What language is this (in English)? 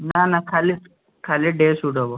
Odia